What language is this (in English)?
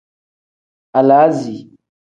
Tem